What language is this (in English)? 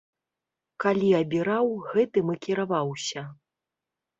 Belarusian